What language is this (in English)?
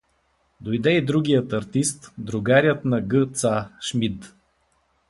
Bulgarian